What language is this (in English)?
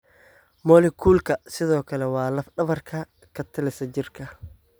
Somali